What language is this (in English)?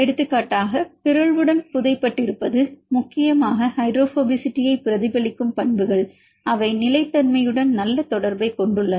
Tamil